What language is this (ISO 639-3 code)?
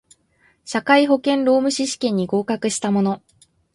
jpn